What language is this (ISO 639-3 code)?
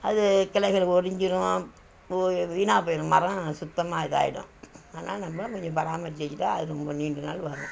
tam